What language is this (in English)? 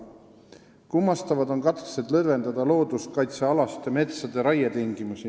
Estonian